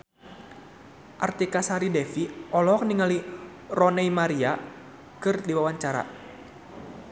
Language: Sundanese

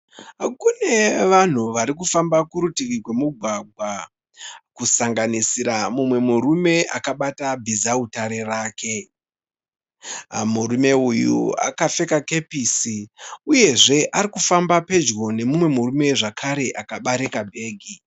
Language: Shona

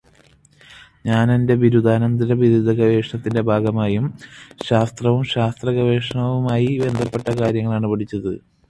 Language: Malayalam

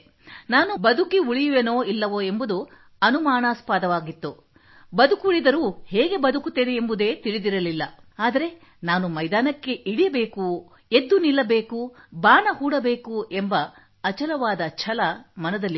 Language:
Kannada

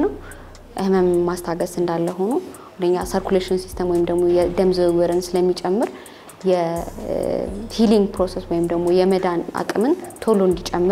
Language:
Arabic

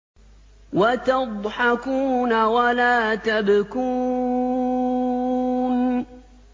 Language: Arabic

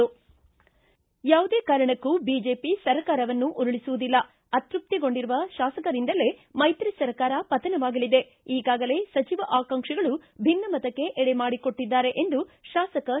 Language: Kannada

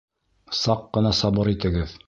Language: Bashkir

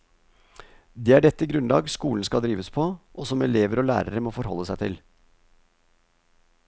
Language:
Norwegian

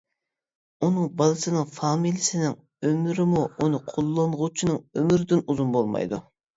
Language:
Uyghur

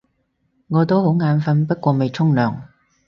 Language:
Cantonese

